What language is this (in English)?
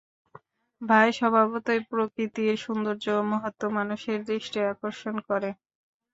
Bangla